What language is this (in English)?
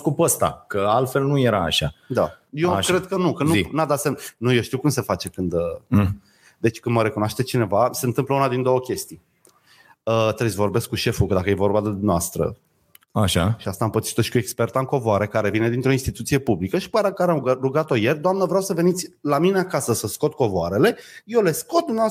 Romanian